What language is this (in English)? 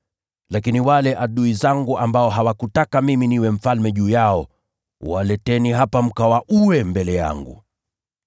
Swahili